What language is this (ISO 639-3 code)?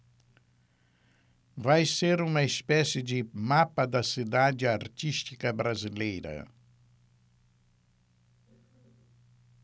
por